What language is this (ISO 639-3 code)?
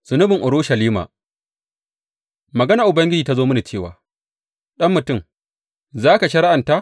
hau